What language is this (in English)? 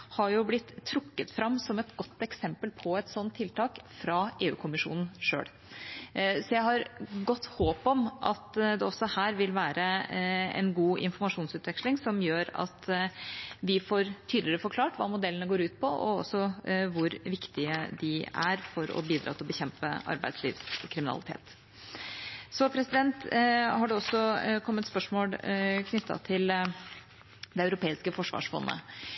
Norwegian Bokmål